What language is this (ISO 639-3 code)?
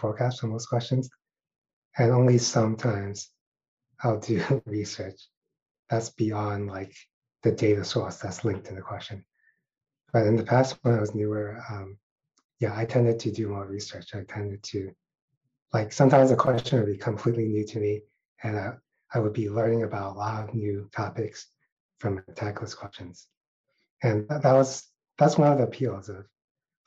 eng